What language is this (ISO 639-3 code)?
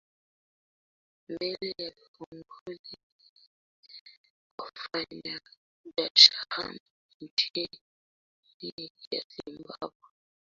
swa